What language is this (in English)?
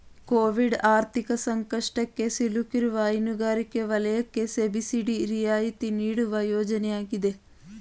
Kannada